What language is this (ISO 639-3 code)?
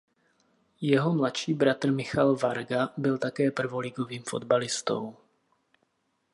ces